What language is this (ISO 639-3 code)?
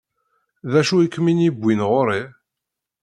kab